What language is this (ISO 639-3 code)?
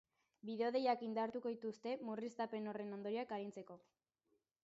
eus